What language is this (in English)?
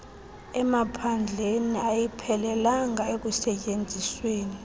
Xhosa